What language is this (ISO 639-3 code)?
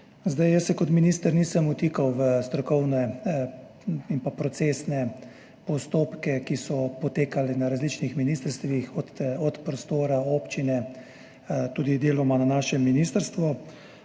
slv